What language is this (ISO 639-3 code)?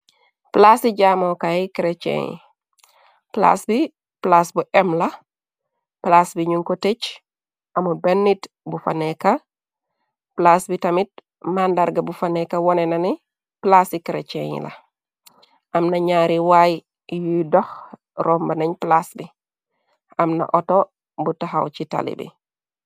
wol